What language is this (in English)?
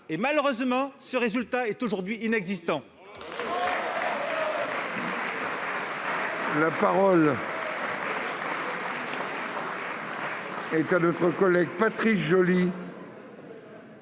French